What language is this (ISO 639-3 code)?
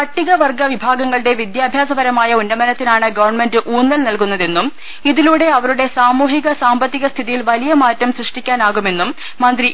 mal